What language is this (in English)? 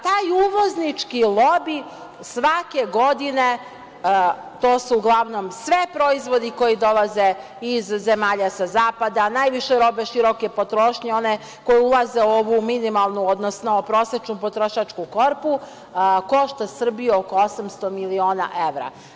Serbian